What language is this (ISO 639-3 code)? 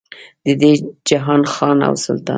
pus